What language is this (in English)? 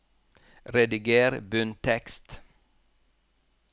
Norwegian